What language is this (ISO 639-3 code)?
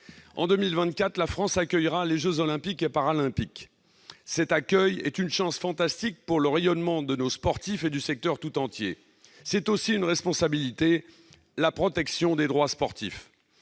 fra